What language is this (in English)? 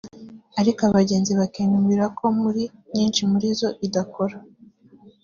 Kinyarwanda